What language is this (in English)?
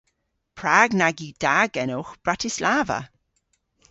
Cornish